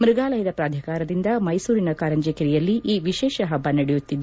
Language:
Kannada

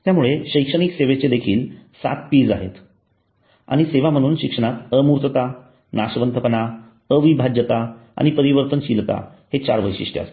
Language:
Marathi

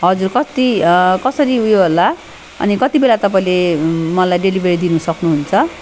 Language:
Nepali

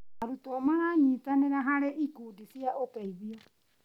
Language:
Kikuyu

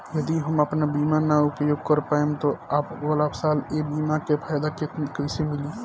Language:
Bhojpuri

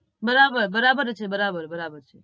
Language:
Gujarati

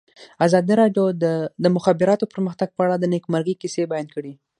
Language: Pashto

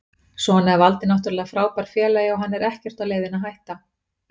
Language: Icelandic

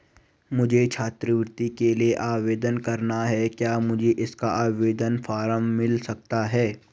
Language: Hindi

